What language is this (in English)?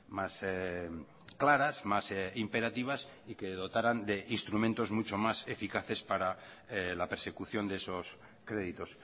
Spanish